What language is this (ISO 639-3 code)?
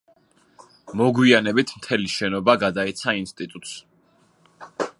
kat